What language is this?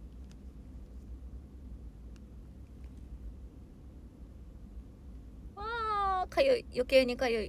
Japanese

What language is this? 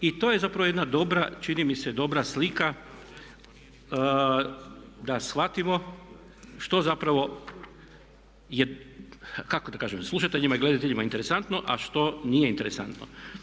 Croatian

